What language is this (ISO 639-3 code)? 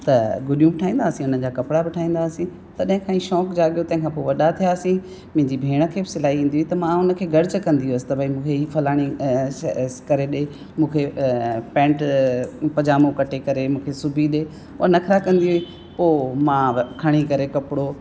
snd